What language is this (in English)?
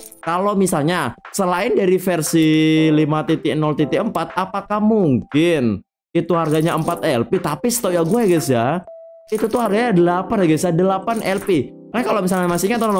Indonesian